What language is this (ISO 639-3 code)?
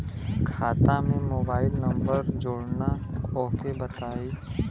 bho